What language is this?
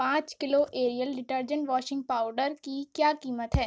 Urdu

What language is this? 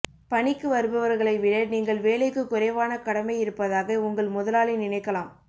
Tamil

